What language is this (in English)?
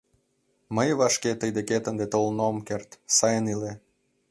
Mari